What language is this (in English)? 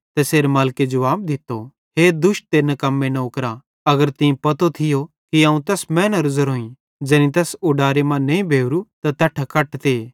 Bhadrawahi